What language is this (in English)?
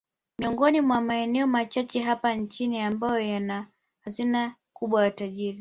Swahili